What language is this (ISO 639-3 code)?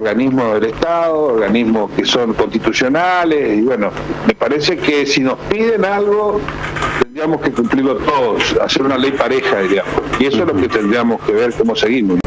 spa